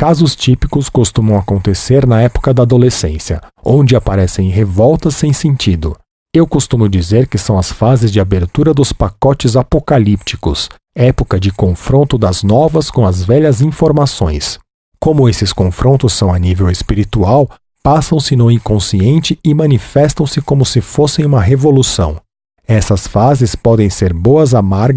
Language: Portuguese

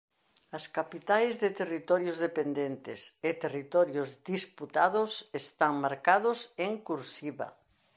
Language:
Galician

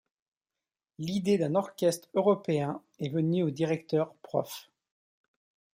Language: French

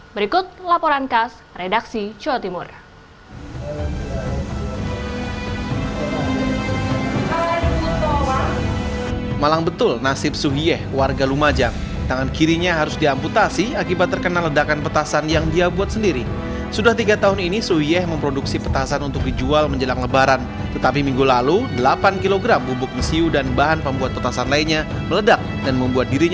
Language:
Indonesian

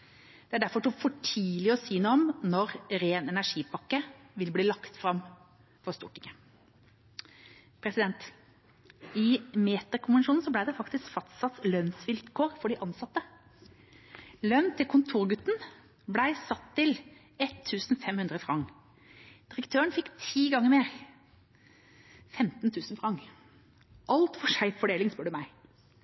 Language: Norwegian Bokmål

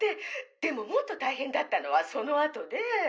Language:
Japanese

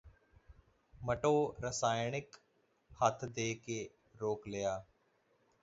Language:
Punjabi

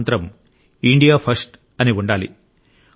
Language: Telugu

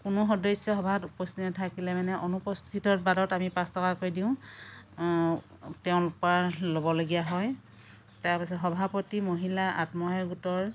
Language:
Assamese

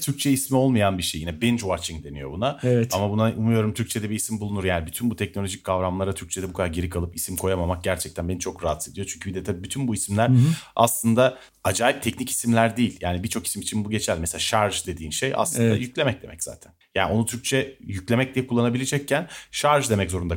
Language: Turkish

